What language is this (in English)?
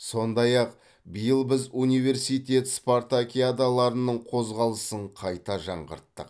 Kazakh